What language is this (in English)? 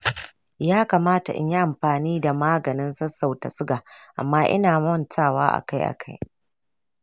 Hausa